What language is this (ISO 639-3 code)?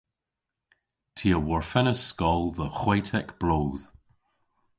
cor